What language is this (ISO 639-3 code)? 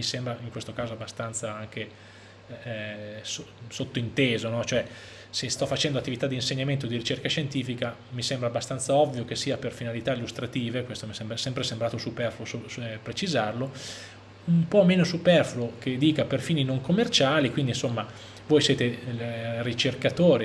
ita